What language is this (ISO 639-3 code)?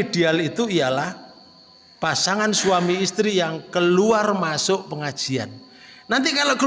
ind